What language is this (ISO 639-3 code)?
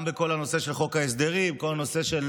heb